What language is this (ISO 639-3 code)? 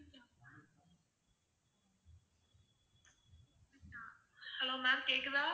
tam